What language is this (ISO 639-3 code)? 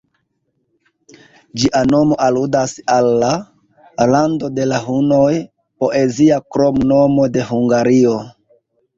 epo